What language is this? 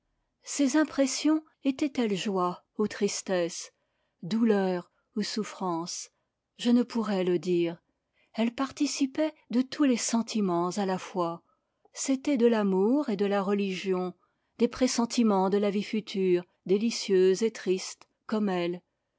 French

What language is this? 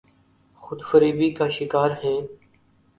Urdu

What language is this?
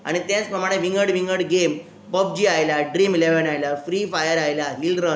Konkani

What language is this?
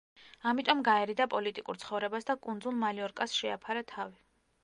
Georgian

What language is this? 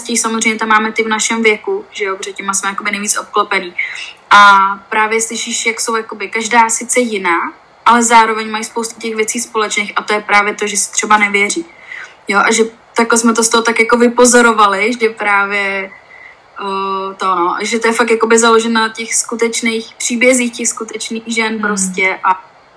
Czech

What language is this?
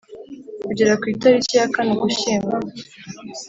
Kinyarwanda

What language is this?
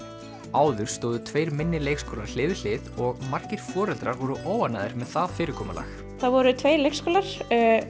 Icelandic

